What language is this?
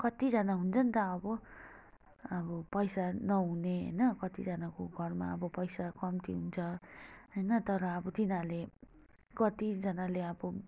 Nepali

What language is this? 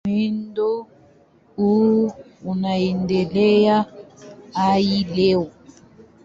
Swahili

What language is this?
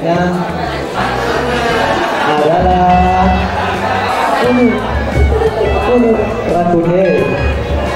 Indonesian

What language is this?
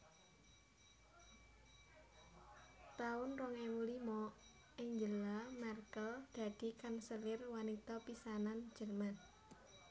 Javanese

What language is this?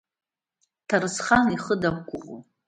Abkhazian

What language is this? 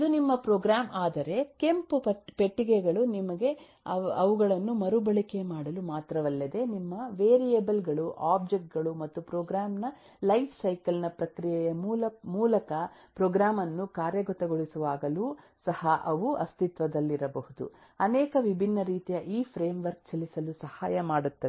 Kannada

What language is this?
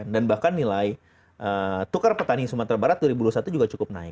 Indonesian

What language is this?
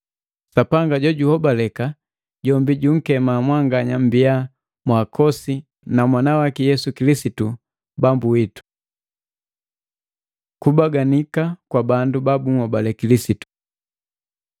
Matengo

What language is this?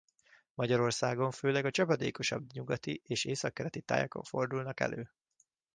Hungarian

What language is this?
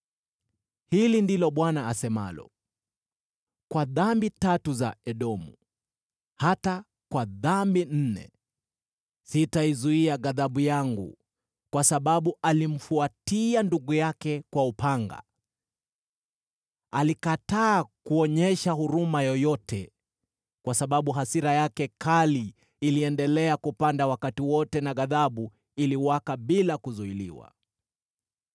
Swahili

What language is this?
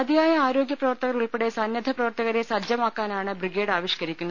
Malayalam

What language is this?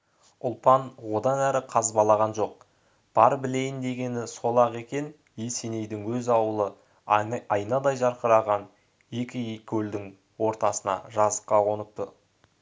Kazakh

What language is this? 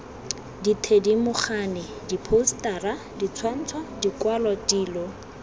Tswana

